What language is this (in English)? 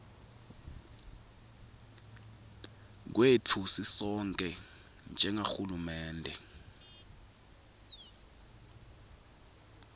Swati